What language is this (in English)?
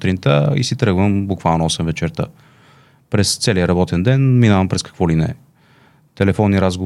Bulgarian